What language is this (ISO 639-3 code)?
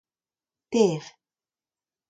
bre